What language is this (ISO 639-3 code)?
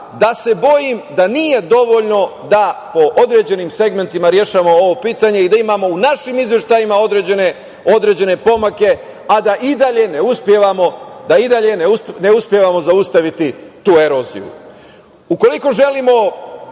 srp